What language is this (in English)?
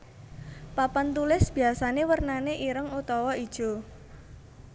Javanese